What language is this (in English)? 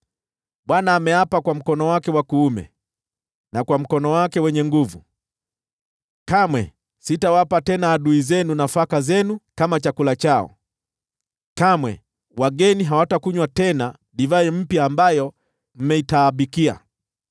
Swahili